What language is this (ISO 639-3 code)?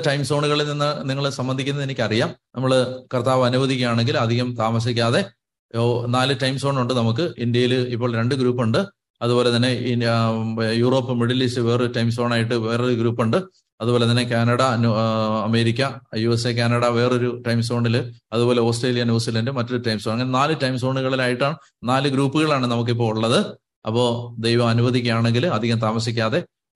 mal